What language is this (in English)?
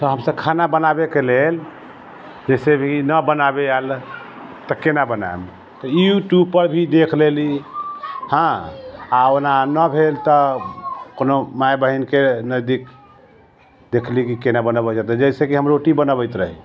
Maithili